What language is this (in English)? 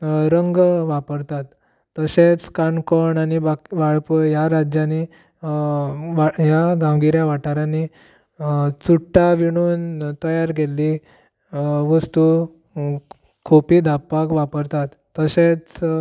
Konkani